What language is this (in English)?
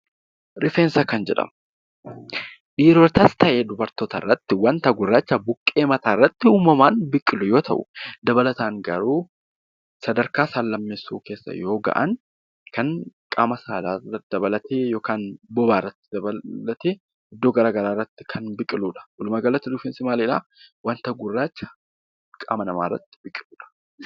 Oromo